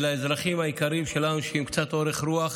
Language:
Hebrew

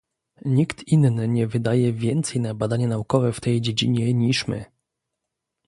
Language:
Polish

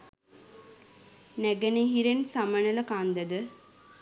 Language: Sinhala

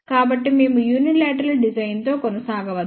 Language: Telugu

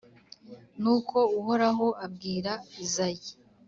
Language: Kinyarwanda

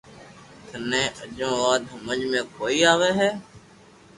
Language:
Loarki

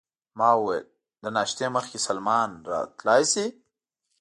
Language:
Pashto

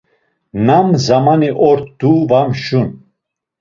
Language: Laz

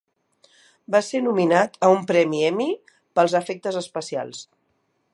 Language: Catalan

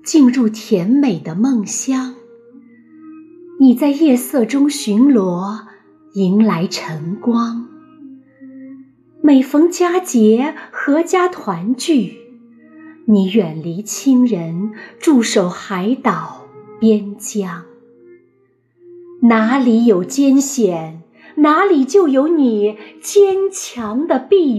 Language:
Chinese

